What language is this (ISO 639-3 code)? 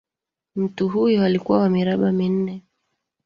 swa